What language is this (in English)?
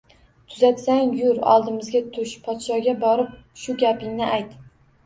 Uzbek